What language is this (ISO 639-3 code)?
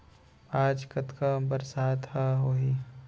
hne